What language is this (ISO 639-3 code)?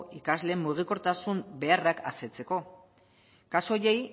eus